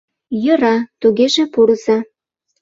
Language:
Mari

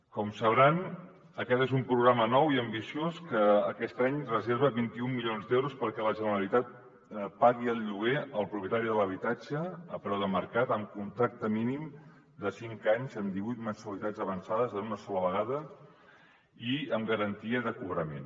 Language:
Catalan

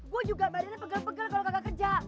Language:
Indonesian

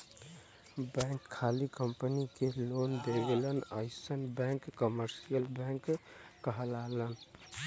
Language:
Bhojpuri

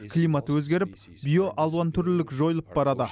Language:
Kazakh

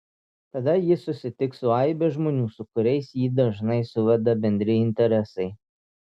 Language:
Lithuanian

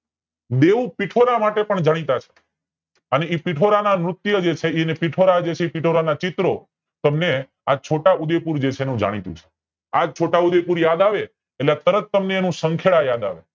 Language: Gujarati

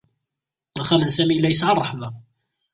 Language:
Kabyle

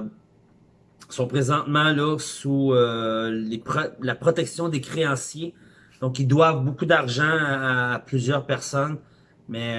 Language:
French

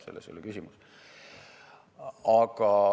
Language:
Estonian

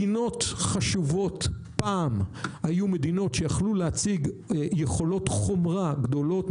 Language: Hebrew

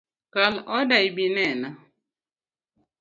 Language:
Luo (Kenya and Tanzania)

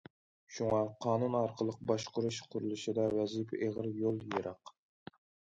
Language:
Uyghur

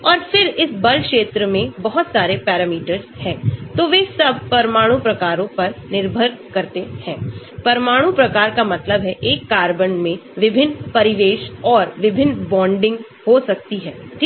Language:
Hindi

